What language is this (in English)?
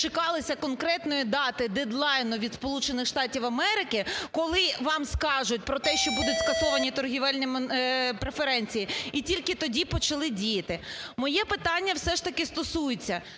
Ukrainian